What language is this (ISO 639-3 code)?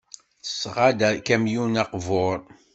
kab